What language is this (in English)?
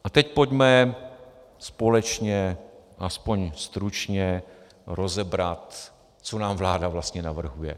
Czech